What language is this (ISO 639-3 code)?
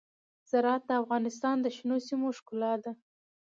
pus